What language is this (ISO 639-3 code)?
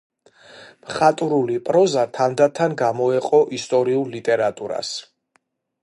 kat